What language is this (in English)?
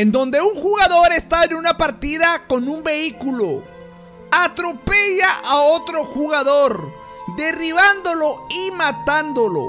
Spanish